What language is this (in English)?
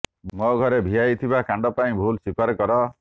Odia